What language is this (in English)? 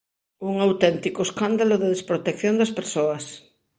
Galician